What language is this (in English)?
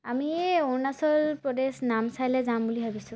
Assamese